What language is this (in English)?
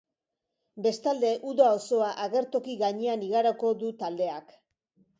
Basque